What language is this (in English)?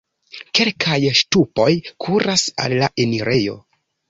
Esperanto